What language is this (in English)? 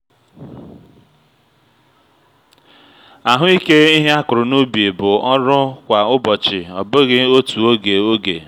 Igbo